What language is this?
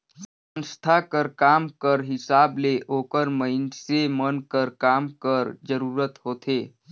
Chhattisgarhi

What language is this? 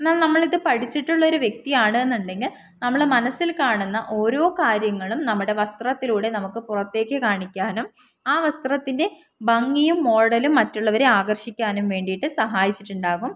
Malayalam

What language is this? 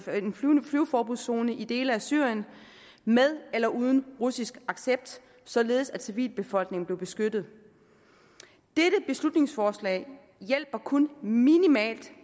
Danish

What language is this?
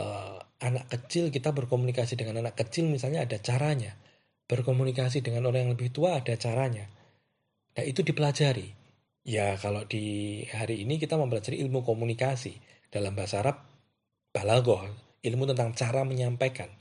Indonesian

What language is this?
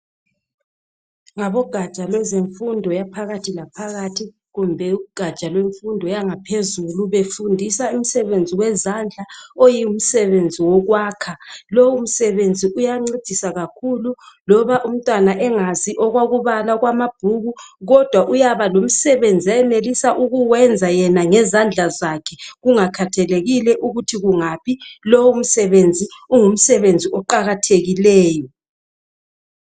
North Ndebele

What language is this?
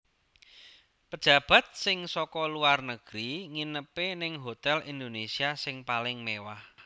Javanese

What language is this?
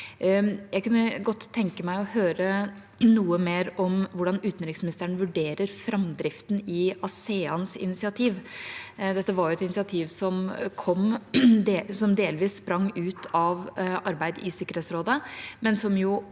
Norwegian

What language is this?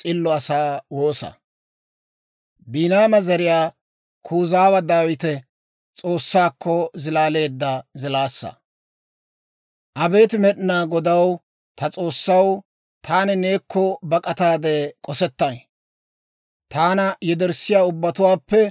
Dawro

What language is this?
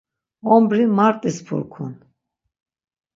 Laz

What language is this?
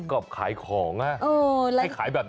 Thai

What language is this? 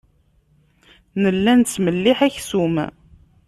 Kabyle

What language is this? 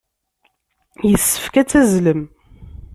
Kabyle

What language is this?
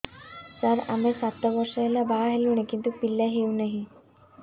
Odia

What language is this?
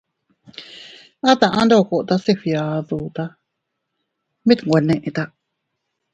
Teutila Cuicatec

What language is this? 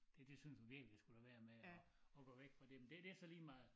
Danish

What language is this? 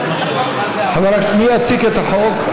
Hebrew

